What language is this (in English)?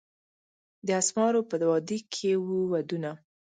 Pashto